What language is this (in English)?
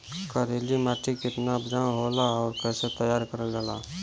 Bhojpuri